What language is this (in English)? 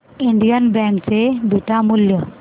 Marathi